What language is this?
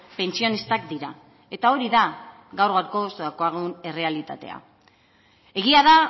Basque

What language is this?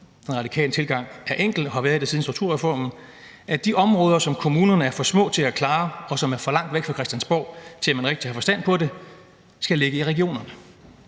Danish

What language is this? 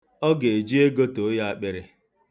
Igbo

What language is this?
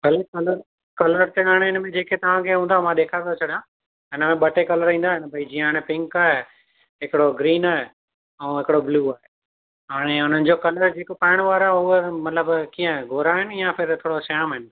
Sindhi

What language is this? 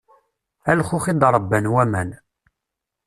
Kabyle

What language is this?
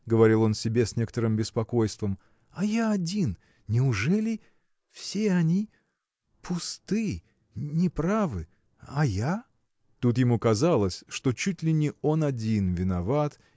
Russian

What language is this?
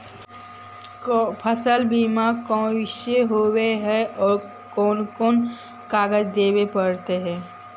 Magahi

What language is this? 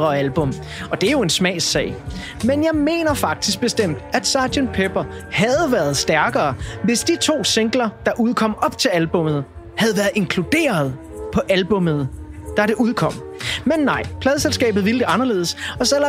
Danish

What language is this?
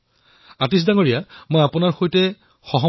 Assamese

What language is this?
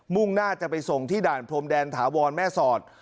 Thai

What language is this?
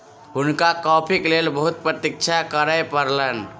Maithili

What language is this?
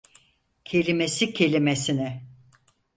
Turkish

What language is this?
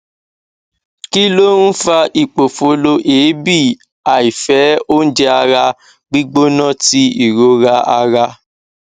Yoruba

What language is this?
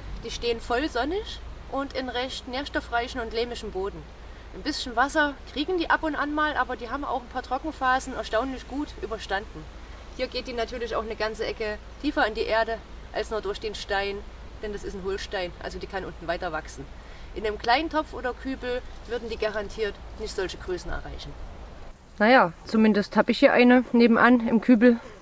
German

